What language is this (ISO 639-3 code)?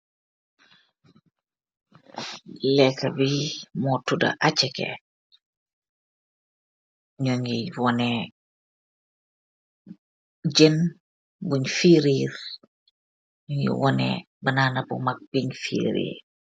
wol